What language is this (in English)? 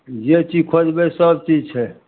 Maithili